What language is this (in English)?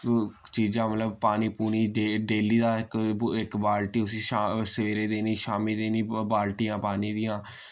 Dogri